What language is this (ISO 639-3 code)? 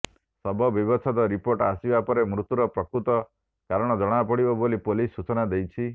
ori